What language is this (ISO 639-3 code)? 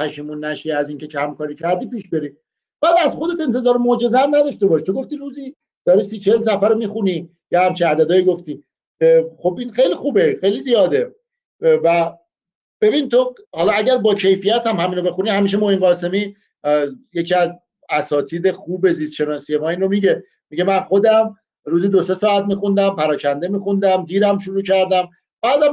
fas